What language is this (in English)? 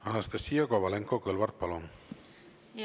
Estonian